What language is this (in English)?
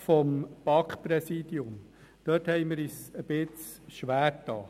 Swiss German